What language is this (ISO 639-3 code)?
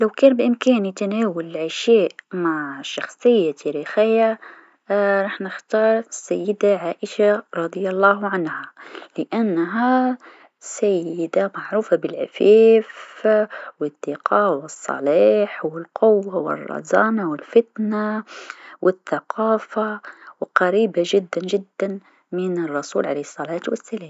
aeb